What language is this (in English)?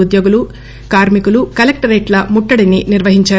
Telugu